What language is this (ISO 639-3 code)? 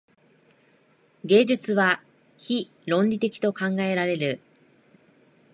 jpn